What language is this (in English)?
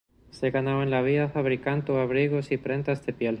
Spanish